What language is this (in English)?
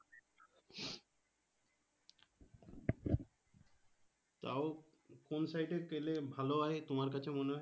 Bangla